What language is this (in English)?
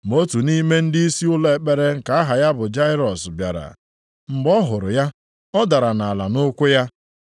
Igbo